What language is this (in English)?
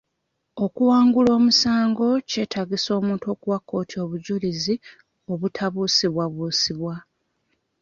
Ganda